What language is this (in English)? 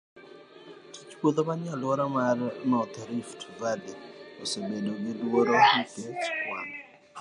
Luo (Kenya and Tanzania)